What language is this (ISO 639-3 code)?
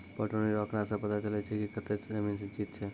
mai